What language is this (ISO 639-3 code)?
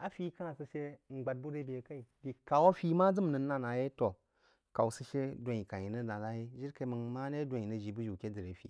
juo